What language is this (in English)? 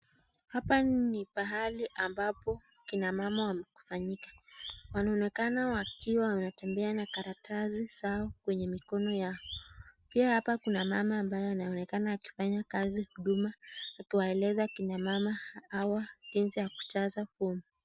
Swahili